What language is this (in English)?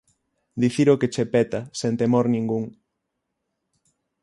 Galician